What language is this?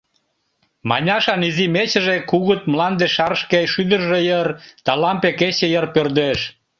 Mari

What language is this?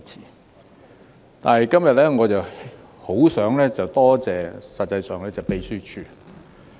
Cantonese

